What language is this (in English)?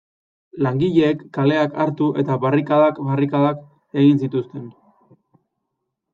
Basque